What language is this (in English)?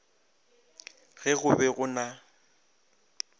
Northern Sotho